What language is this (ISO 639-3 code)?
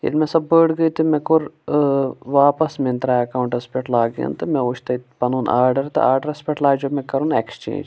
kas